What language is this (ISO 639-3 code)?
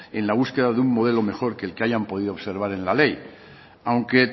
spa